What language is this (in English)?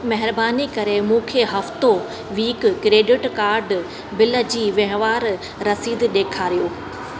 Sindhi